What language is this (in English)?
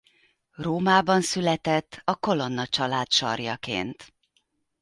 Hungarian